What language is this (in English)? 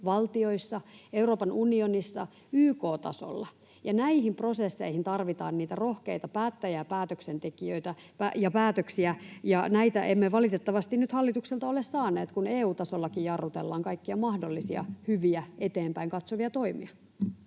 Finnish